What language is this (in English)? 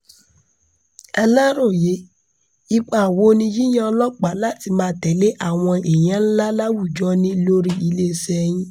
Yoruba